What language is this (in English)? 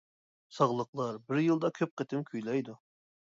Uyghur